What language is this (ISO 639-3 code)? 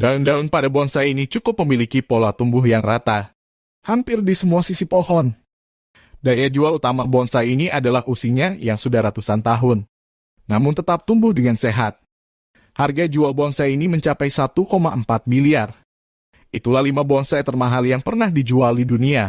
ind